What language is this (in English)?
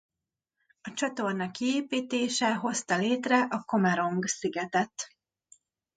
Hungarian